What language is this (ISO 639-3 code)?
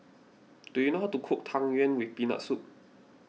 eng